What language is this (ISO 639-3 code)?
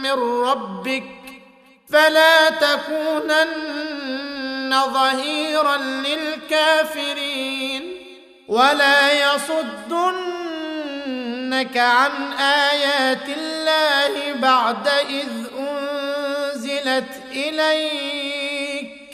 ara